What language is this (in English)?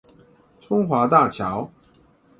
Chinese